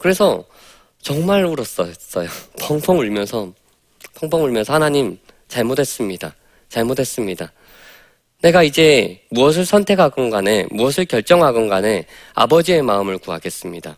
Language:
Korean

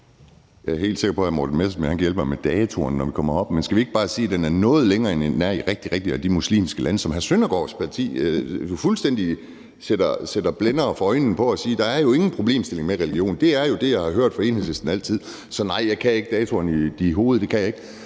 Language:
Danish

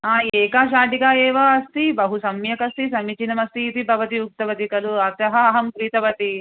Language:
Sanskrit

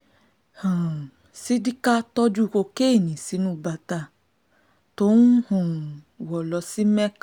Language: Yoruba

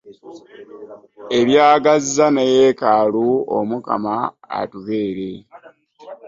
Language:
Ganda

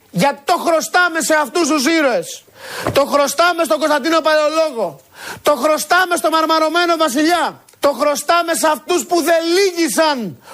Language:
Greek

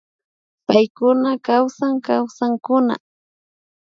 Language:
Imbabura Highland Quichua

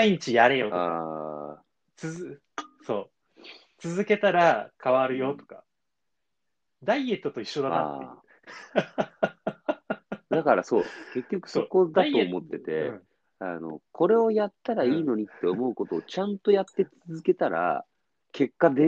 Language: Japanese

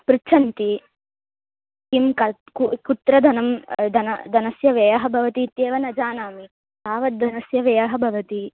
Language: Sanskrit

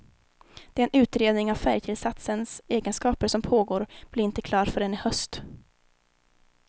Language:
Swedish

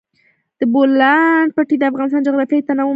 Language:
Pashto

